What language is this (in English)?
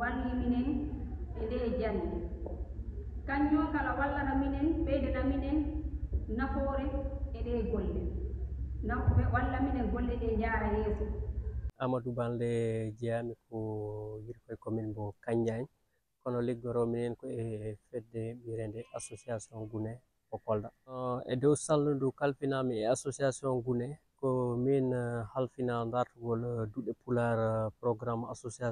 Indonesian